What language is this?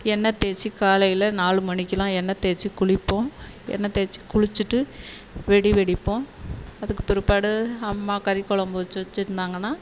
Tamil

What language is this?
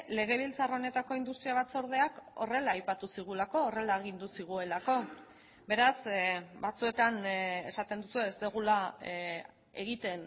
Basque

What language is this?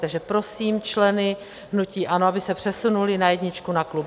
Czech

